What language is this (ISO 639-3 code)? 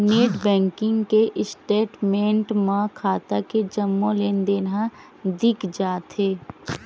hne